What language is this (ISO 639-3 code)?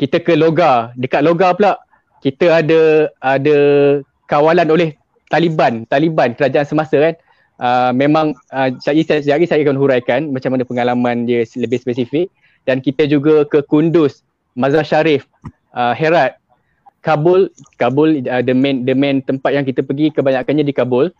msa